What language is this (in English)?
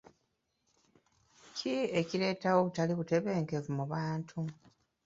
Ganda